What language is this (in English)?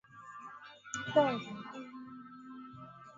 Swahili